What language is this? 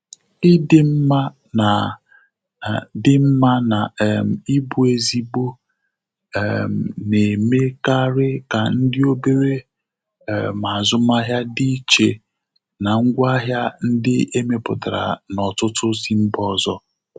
Igbo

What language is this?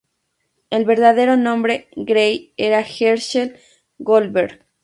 Spanish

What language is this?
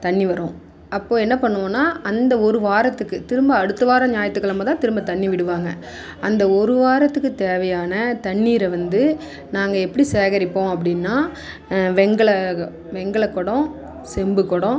Tamil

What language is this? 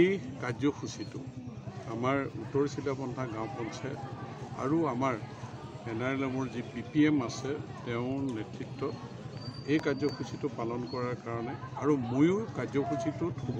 Thai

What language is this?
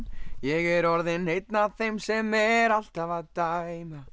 Icelandic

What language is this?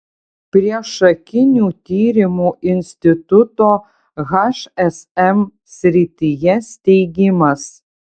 Lithuanian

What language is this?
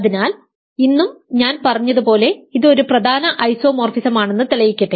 Malayalam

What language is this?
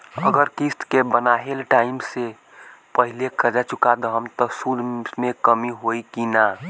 Bhojpuri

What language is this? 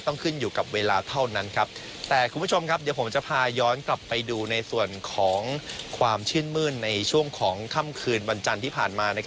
Thai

